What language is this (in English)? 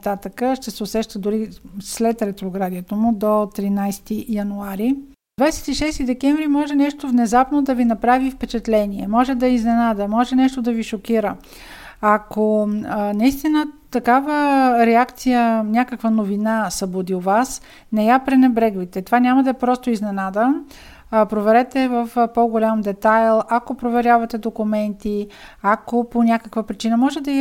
Bulgarian